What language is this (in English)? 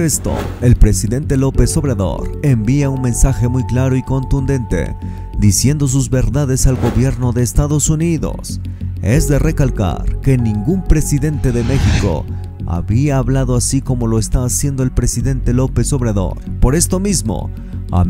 Spanish